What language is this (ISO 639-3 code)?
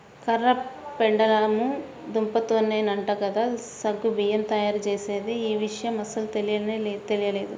tel